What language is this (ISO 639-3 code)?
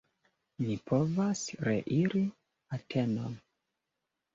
epo